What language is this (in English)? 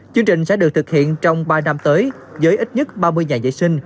Vietnamese